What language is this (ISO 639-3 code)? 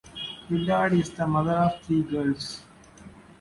eng